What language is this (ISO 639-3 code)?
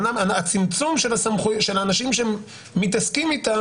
heb